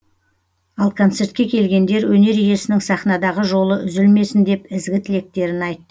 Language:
Kazakh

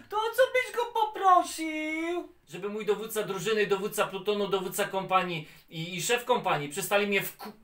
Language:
Polish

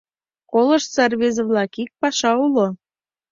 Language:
Mari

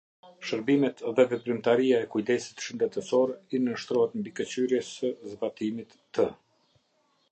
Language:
Albanian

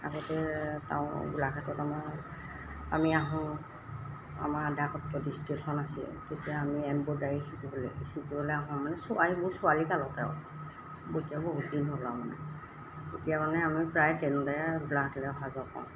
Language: Assamese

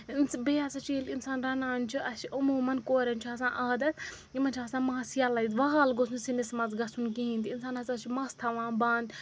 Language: Kashmiri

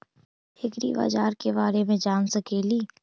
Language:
Magahi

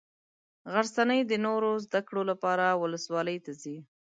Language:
Pashto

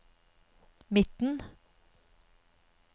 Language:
Norwegian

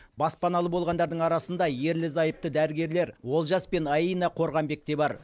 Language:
Kazakh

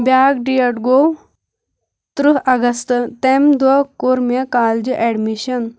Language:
Kashmiri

